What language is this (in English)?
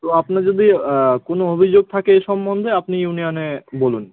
Bangla